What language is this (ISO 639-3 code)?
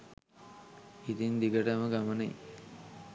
sin